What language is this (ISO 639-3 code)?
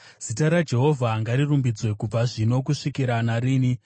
sna